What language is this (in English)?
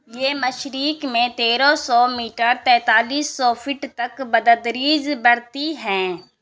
Urdu